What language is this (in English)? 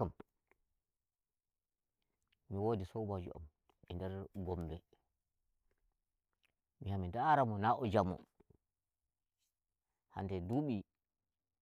Nigerian Fulfulde